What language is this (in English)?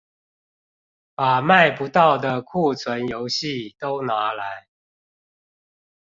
Chinese